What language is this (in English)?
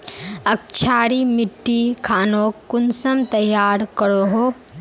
Magahi